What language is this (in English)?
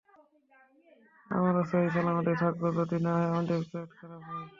Bangla